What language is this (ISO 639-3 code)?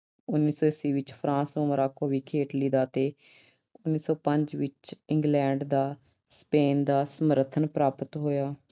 pan